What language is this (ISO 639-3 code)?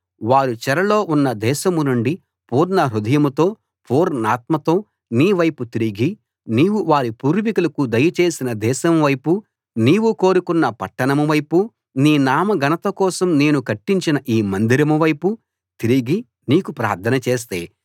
tel